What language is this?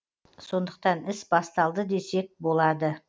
Kazakh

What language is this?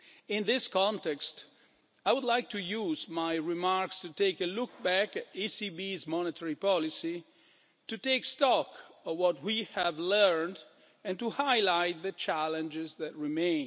English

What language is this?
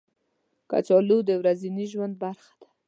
Pashto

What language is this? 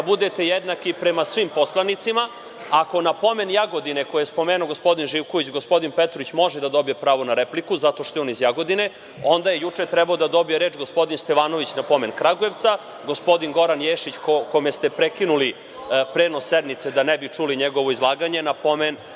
Serbian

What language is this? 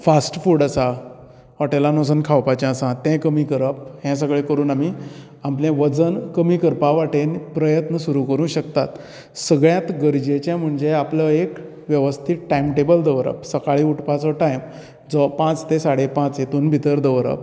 Konkani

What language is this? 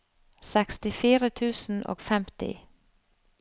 Norwegian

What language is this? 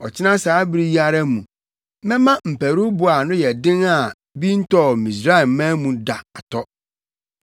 Akan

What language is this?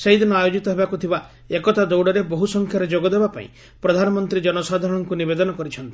Odia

